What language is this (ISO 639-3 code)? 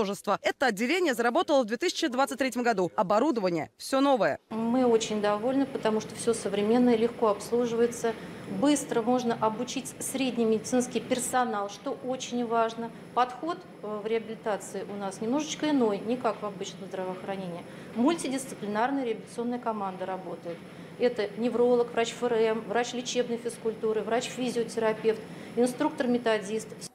rus